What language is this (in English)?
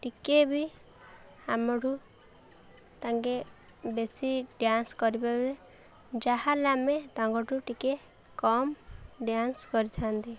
Odia